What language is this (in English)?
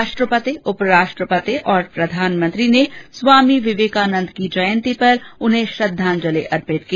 Hindi